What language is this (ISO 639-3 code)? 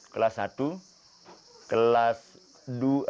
ind